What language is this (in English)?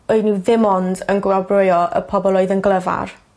Welsh